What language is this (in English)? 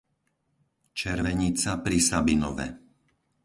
Slovak